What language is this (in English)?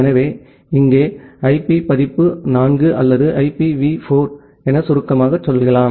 Tamil